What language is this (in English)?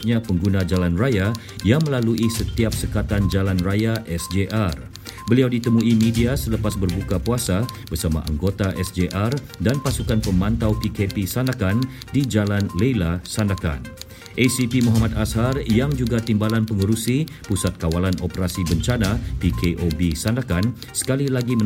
Malay